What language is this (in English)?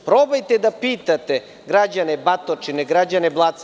Serbian